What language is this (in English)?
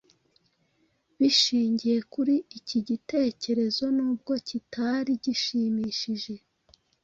Kinyarwanda